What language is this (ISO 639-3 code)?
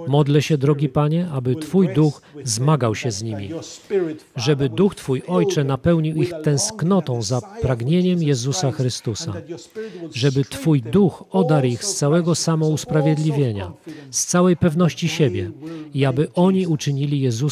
pol